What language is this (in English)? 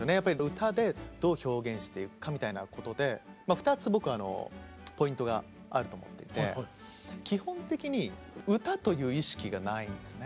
Japanese